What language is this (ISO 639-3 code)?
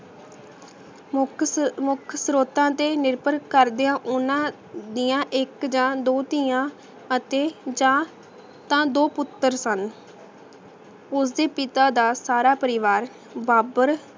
pan